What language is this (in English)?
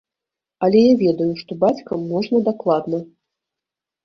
Belarusian